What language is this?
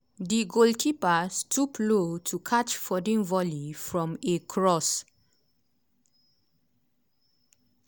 Nigerian Pidgin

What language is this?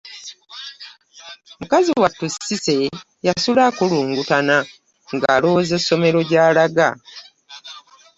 Ganda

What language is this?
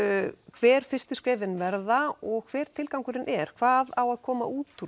Icelandic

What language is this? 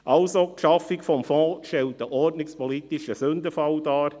Swiss German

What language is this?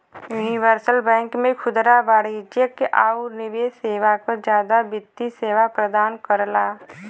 Bhojpuri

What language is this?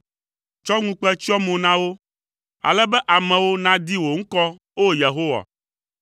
Ewe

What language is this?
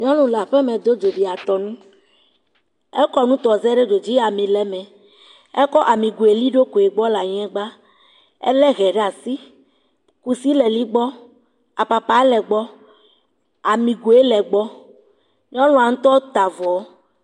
Ewe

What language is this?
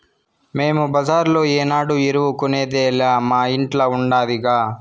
Telugu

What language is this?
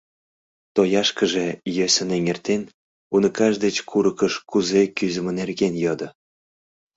Mari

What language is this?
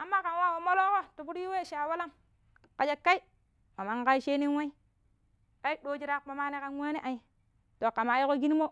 Pero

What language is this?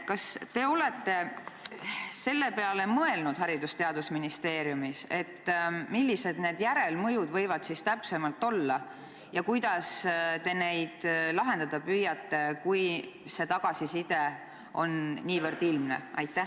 Estonian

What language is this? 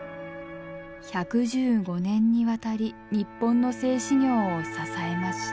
Japanese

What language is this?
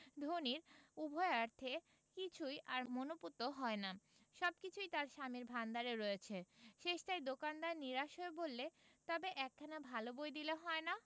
Bangla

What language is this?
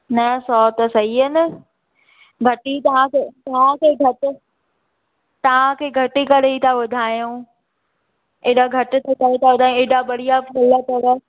Sindhi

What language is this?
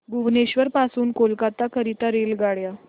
Marathi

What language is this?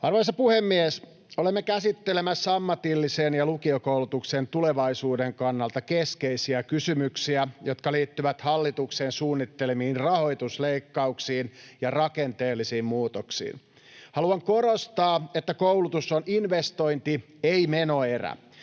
Finnish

